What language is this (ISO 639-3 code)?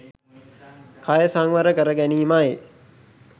sin